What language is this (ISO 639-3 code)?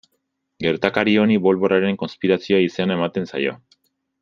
eus